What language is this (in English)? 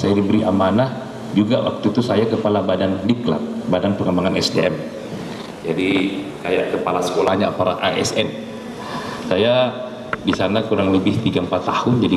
Indonesian